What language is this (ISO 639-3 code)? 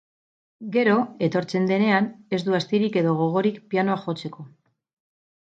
eus